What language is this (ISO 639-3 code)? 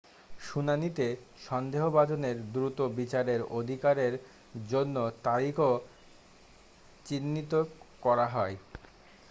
ben